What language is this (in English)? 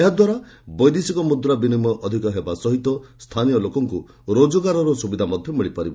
Odia